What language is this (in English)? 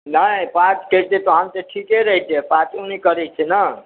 Maithili